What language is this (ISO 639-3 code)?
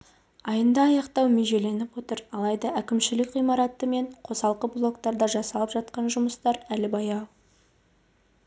kaz